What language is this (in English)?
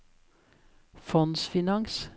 Norwegian